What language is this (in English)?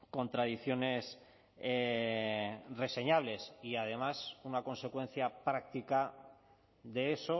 Spanish